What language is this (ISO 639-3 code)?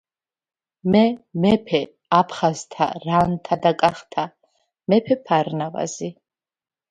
kat